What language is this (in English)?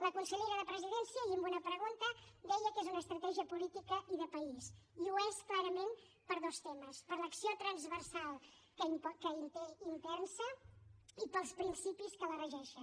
Catalan